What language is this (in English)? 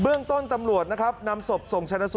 Thai